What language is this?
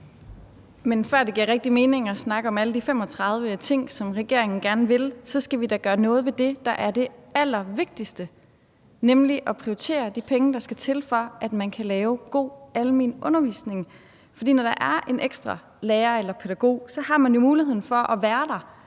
Danish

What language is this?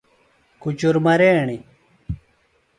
Phalura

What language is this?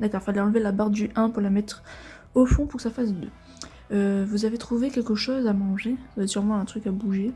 French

